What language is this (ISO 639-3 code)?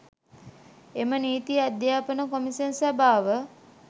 sin